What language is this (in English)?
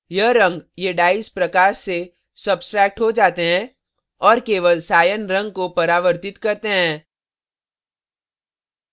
Hindi